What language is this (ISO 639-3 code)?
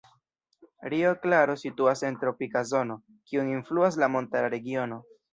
epo